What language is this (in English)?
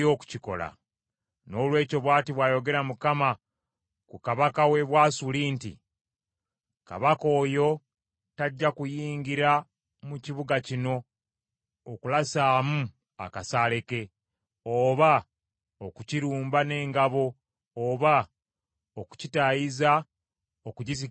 Ganda